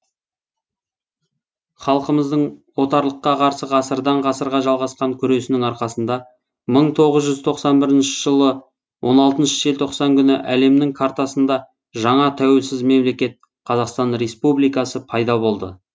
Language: Kazakh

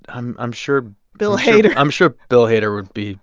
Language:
English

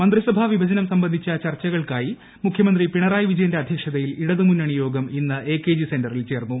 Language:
Malayalam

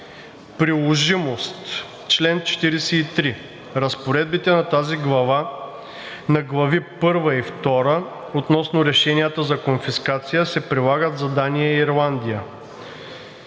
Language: Bulgarian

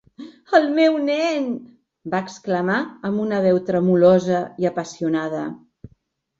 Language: Catalan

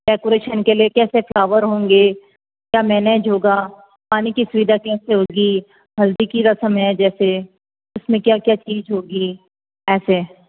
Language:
Hindi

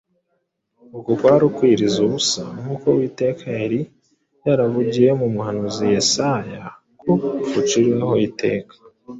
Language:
Kinyarwanda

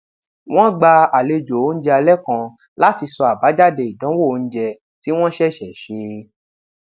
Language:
Yoruba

